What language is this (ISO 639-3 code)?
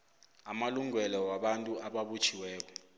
nbl